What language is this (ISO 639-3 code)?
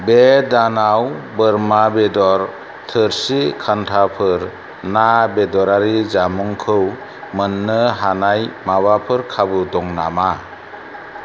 brx